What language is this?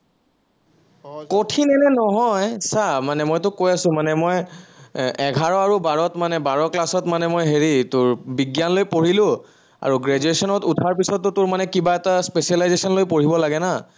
Assamese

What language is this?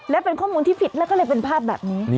Thai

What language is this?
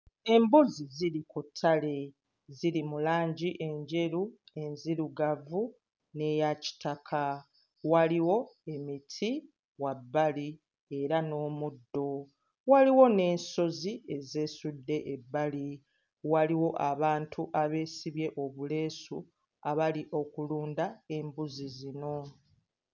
Ganda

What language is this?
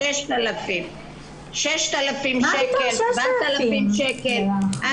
Hebrew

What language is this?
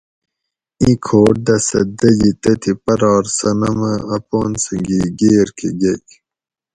Gawri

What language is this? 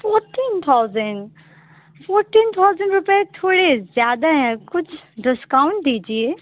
Urdu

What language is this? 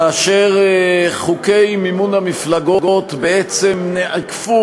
Hebrew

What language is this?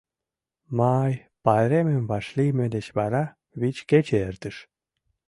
Mari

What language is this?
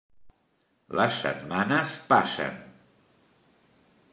Catalan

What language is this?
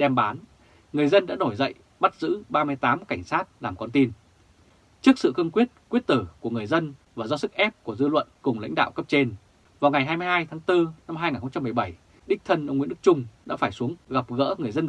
Vietnamese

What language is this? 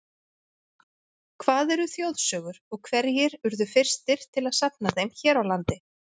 Icelandic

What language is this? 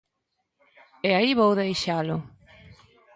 Galician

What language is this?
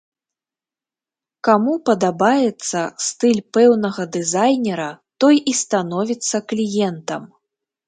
Belarusian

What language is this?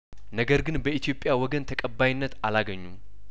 Amharic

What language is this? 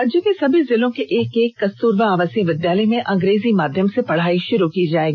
Hindi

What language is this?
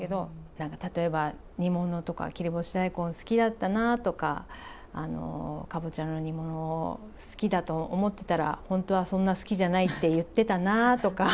Japanese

